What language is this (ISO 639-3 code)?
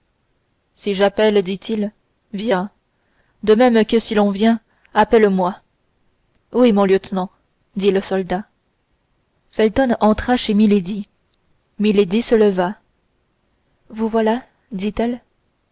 fra